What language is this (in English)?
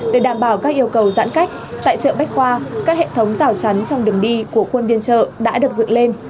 Vietnamese